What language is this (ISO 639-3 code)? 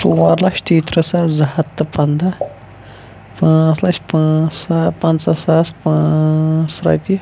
kas